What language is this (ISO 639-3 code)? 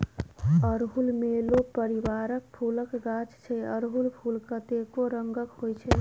mai